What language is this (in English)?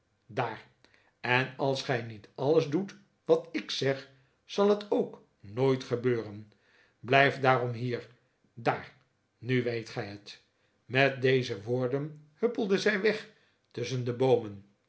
Dutch